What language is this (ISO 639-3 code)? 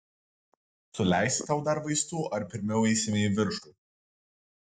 lit